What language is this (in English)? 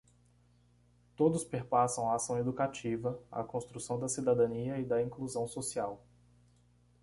Portuguese